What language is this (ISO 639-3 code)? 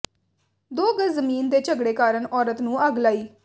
pan